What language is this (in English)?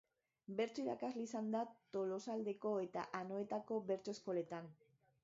Basque